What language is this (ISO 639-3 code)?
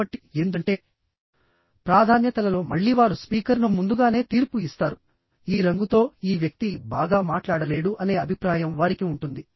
tel